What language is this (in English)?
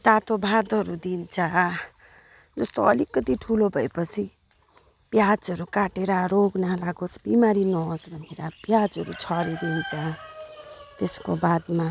Nepali